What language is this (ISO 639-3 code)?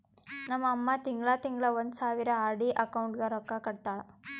kan